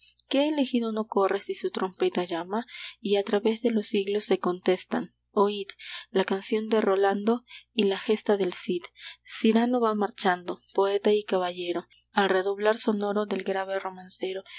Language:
Spanish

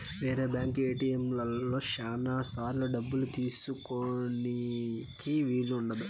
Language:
Telugu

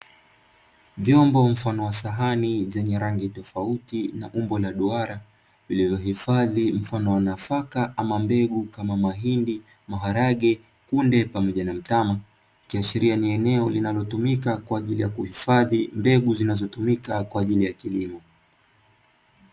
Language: Swahili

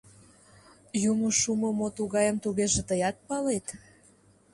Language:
Mari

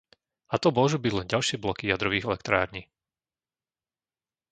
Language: Slovak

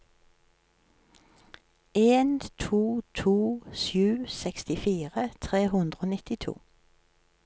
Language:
Norwegian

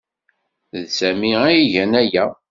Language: Kabyle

